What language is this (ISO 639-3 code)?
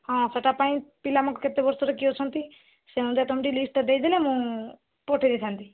ori